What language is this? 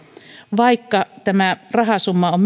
Finnish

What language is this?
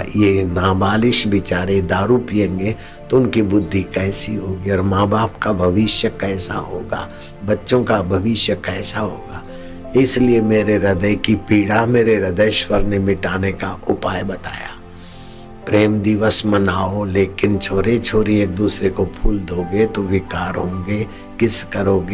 Hindi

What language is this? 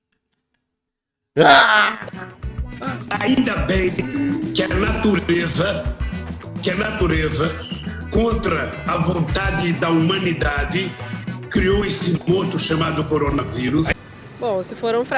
Portuguese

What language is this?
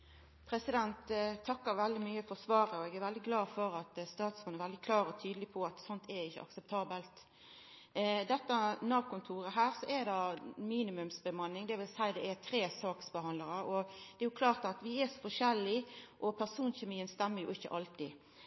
Norwegian Nynorsk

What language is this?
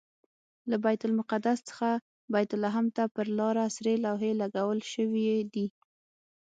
Pashto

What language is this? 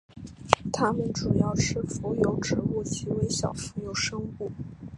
Chinese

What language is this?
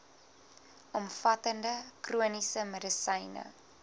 Afrikaans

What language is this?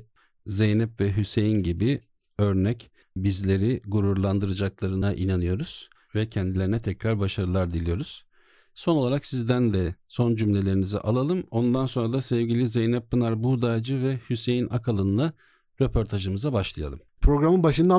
Turkish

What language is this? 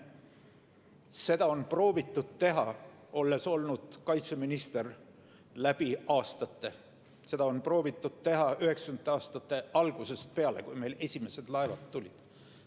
Estonian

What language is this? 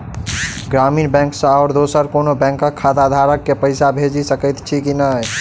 Maithili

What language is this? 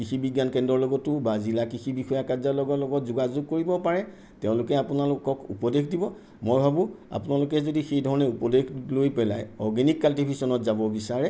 Assamese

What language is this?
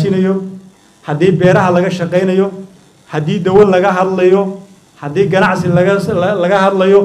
Arabic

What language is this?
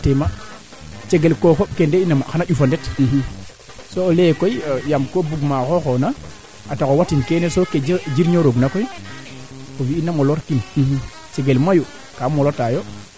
Serer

